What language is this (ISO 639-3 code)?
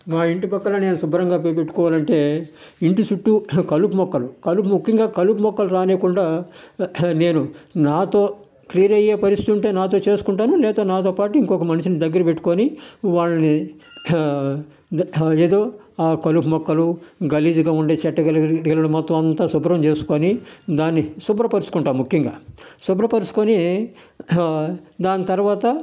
tel